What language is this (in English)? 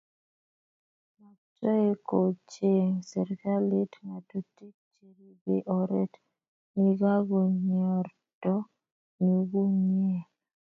Kalenjin